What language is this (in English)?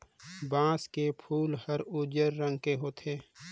Chhattisgarhi